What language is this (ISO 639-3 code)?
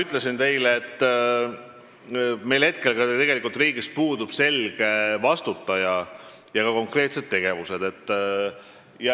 est